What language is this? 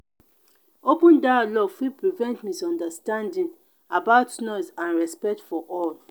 Nigerian Pidgin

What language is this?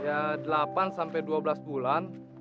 Indonesian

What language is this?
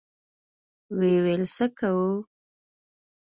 Pashto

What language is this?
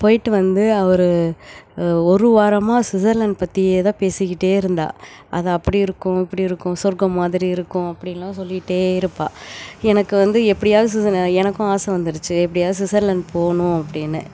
Tamil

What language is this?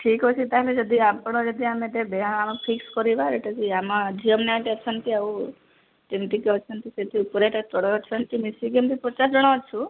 Odia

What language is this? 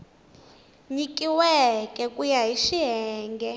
Tsonga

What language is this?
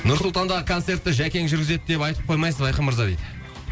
Kazakh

